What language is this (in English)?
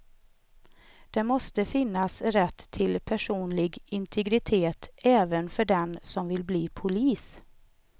Swedish